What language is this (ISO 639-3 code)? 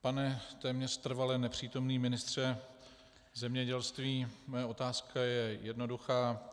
ces